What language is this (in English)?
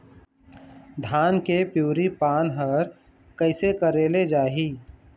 Chhattisgarhi